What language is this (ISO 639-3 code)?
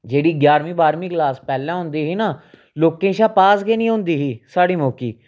doi